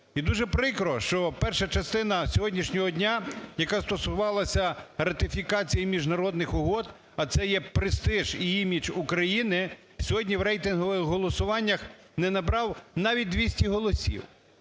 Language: Ukrainian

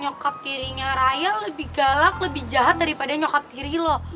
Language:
Indonesian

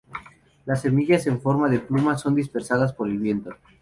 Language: Spanish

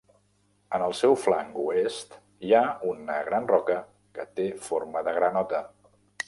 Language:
Catalan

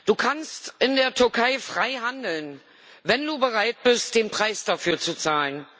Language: German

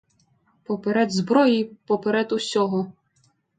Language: Ukrainian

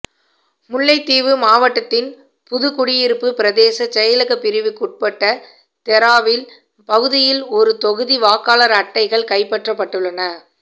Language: Tamil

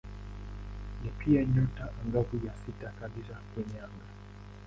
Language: Swahili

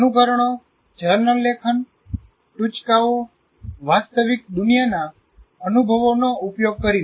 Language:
Gujarati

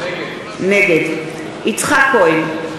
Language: Hebrew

